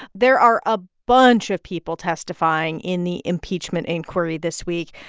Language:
English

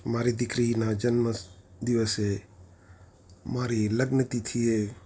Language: Gujarati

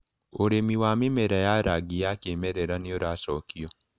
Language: Kikuyu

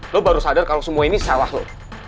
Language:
Indonesian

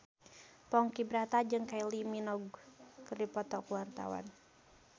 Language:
Sundanese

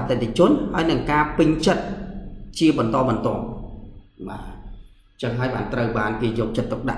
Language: Vietnamese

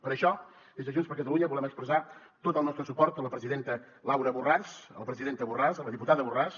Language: Catalan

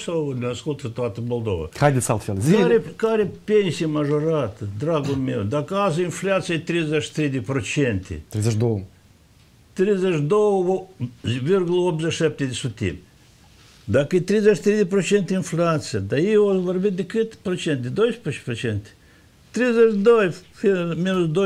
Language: Romanian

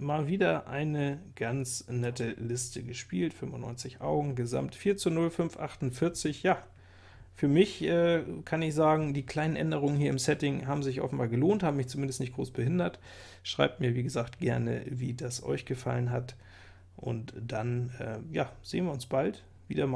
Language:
German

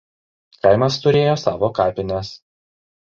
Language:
Lithuanian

